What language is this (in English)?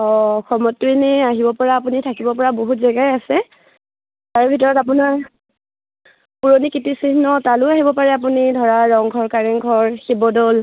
Assamese